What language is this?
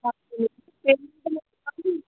Sindhi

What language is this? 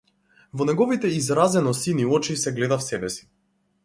Macedonian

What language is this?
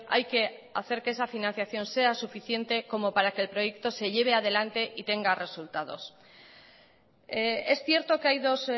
Spanish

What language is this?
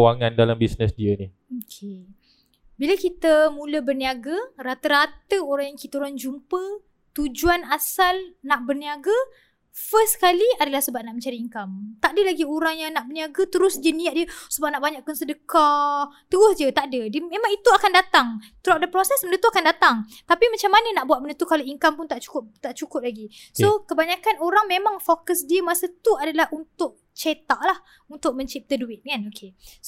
Malay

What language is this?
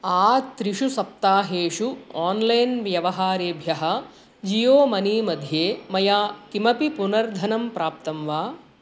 Sanskrit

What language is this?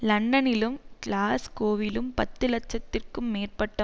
Tamil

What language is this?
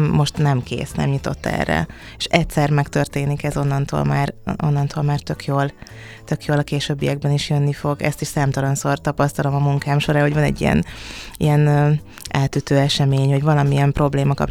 Hungarian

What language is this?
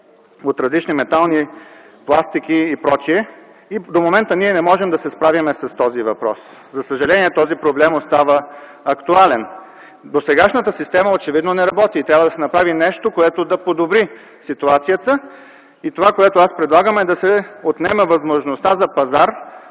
Bulgarian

